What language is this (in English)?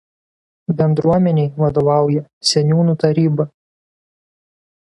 Lithuanian